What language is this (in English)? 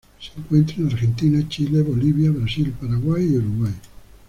Spanish